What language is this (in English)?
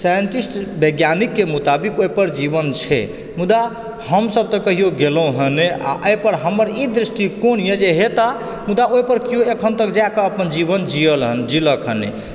Maithili